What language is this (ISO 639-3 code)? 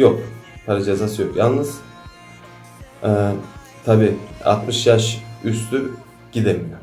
tur